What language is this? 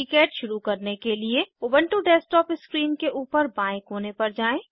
Hindi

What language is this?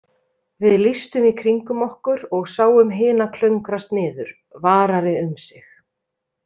Icelandic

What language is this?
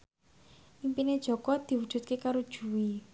Javanese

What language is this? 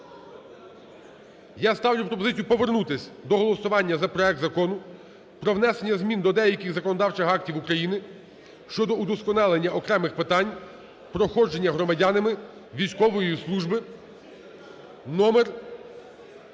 Ukrainian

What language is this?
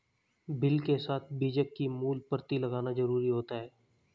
Hindi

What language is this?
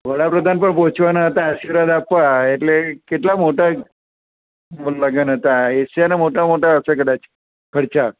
Gujarati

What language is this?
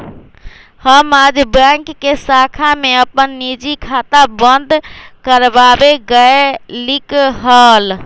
Magahi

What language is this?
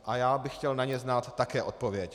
Czech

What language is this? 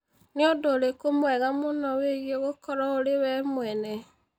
Kikuyu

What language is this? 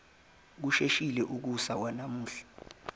Zulu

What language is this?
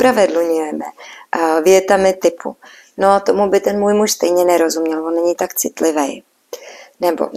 Czech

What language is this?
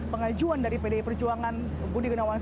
Indonesian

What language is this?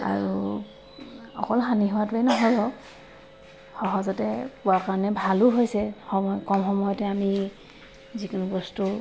Assamese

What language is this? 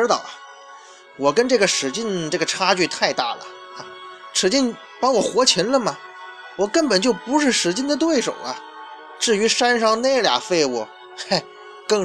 Chinese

